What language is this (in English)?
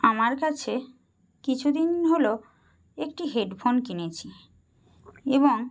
Bangla